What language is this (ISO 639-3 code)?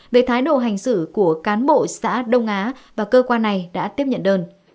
vie